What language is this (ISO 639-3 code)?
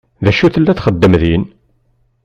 kab